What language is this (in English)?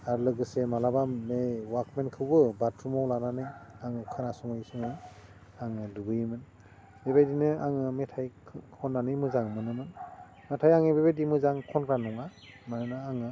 Bodo